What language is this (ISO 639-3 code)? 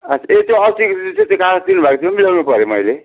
nep